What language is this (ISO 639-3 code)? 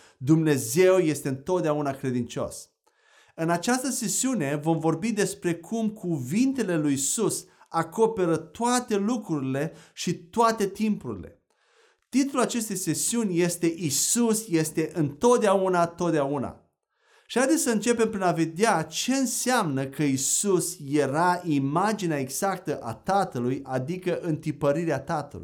ron